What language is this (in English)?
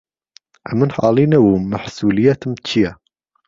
Central Kurdish